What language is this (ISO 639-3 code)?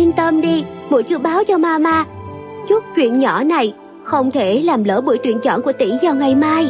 vie